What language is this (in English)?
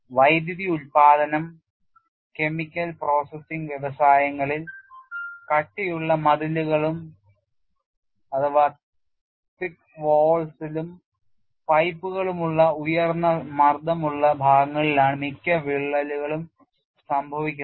Malayalam